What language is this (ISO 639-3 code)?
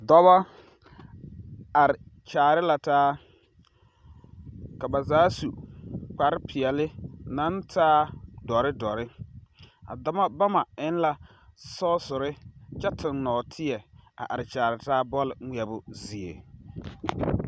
dga